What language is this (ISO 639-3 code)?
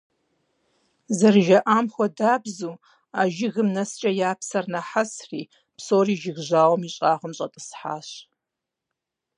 kbd